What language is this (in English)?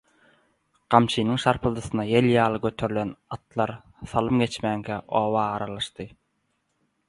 Turkmen